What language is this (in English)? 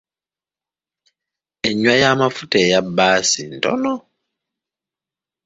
Ganda